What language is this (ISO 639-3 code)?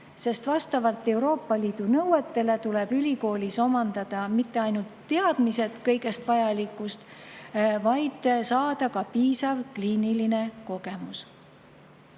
est